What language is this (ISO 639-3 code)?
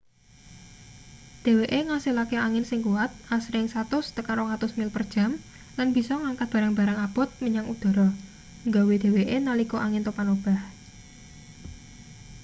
jav